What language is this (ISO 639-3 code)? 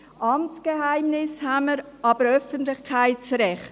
gsw